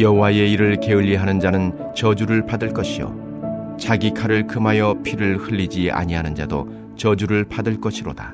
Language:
Korean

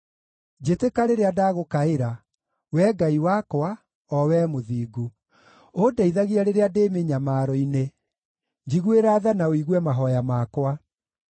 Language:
Kikuyu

